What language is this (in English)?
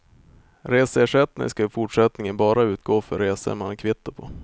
Swedish